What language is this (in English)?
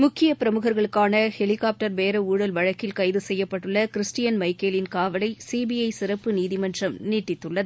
Tamil